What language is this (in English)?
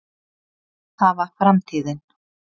Icelandic